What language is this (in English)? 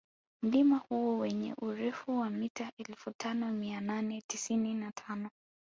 Swahili